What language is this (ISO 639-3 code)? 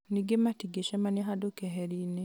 kik